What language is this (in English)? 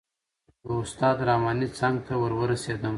Pashto